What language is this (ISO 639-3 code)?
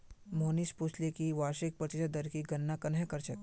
mag